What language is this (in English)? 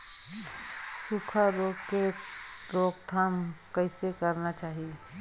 Chhattisgarhi